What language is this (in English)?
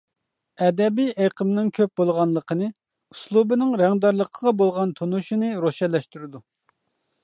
Uyghur